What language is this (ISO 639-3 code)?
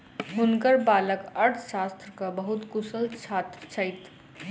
mai